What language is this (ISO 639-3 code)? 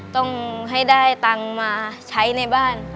tha